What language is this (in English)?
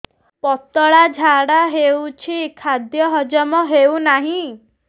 Odia